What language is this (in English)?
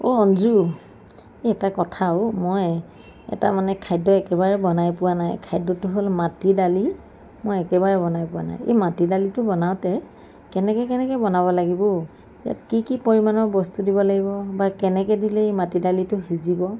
Assamese